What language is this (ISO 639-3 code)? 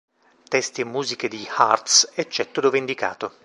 ita